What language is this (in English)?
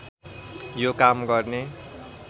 Nepali